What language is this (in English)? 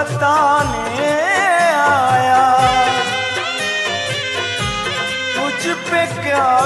Hindi